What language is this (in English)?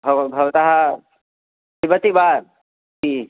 Sanskrit